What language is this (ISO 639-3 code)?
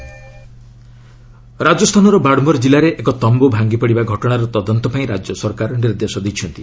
ori